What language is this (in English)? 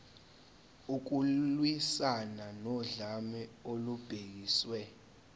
Zulu